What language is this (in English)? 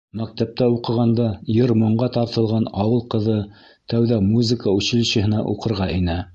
Bashkir